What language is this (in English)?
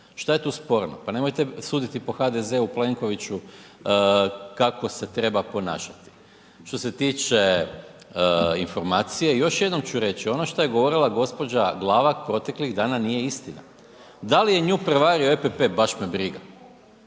Croatian